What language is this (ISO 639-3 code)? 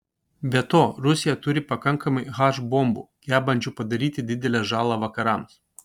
lit